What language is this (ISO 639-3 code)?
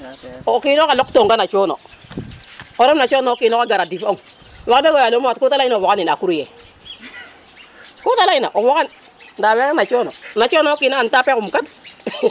srr